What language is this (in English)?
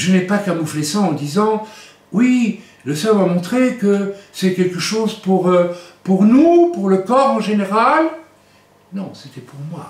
French